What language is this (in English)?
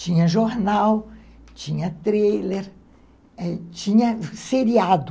Portuguese